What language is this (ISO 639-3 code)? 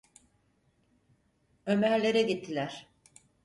tur